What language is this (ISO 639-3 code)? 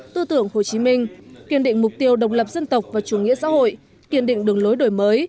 vie